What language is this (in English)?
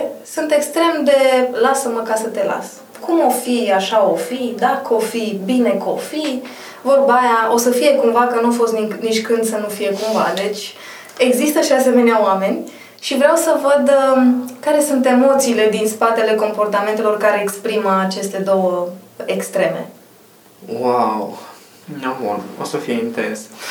Romanian